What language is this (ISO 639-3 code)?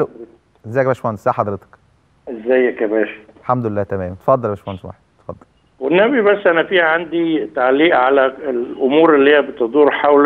ara